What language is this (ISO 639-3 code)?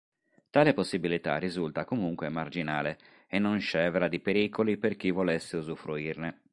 ita